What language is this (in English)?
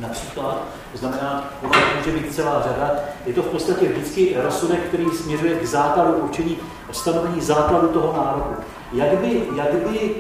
Czech